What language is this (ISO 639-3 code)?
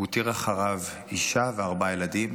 heb